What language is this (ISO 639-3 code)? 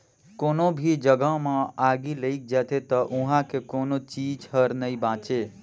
hne